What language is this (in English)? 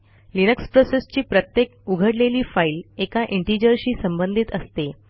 Marathi